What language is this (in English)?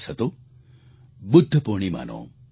Gujarati